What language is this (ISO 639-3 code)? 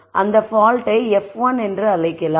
tam